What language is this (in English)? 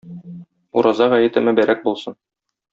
Tatar